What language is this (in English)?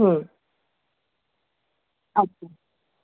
Bangla